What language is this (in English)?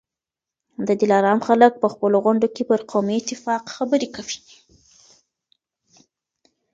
Pashto